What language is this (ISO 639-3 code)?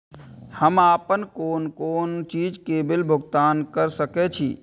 mai